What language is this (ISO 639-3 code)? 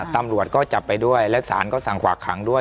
tha